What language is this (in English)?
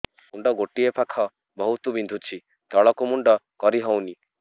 Odia